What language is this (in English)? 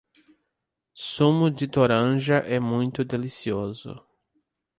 Portuguese